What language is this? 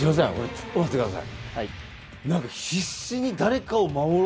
Japanese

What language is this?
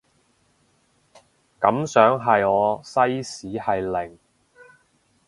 Cantonese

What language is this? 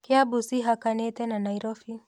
Kikuyu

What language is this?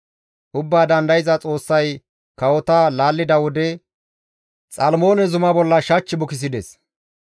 Gamo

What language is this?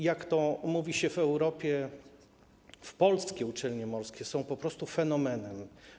Polish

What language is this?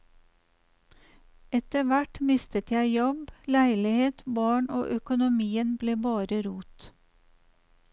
Norwegian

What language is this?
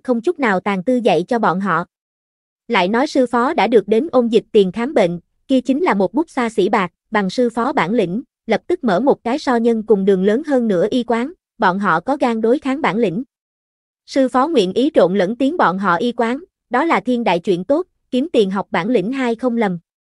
Vietnamese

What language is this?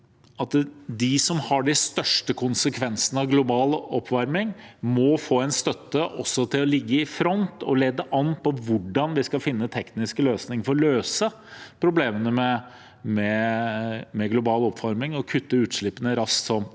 Norwegian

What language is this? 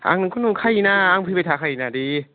Bodo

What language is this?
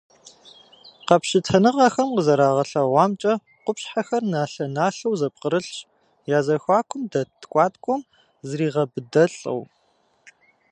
Kabardian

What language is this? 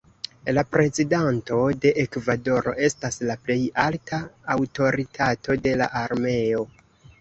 Esperanto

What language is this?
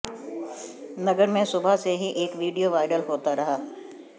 Hindi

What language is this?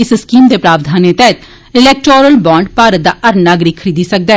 Dogri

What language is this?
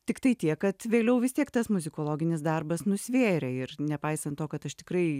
Lithuanian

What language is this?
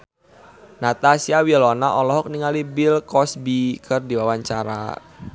Sundanese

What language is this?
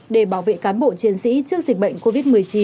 Vietnamese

